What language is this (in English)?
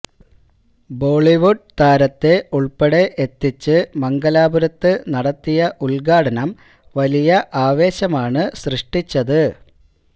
Malayalam